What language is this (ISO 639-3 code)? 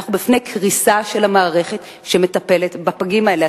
heb